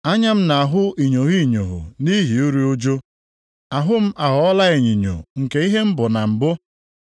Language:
Igbo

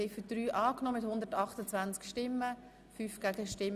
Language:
Swiss German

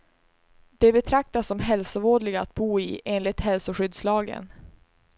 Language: Swedish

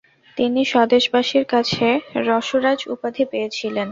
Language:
Bangla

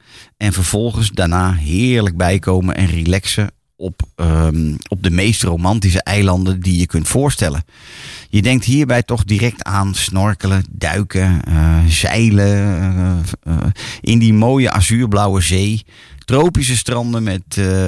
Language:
Dutch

